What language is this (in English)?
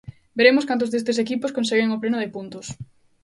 Galician